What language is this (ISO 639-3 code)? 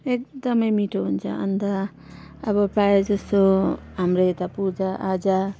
nep